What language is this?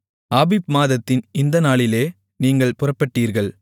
Tamil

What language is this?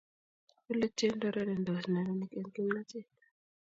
Kalenjin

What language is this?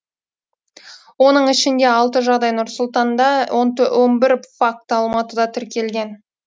Kazakh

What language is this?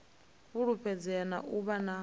Venda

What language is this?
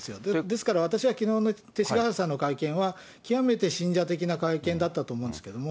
Japanese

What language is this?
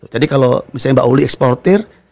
Indonesian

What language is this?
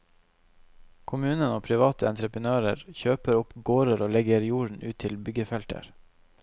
Norwegian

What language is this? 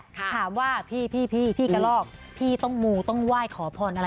Thai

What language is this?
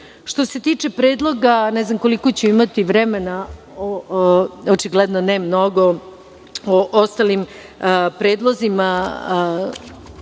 Serbian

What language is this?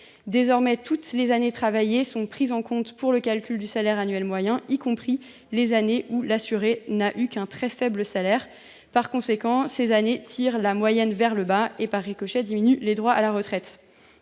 French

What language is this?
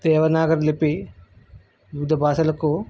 Telugu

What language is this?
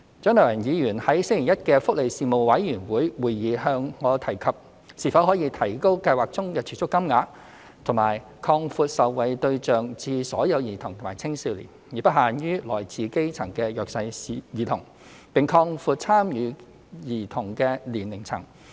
Cantonese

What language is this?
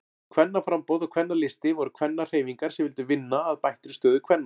Icelandic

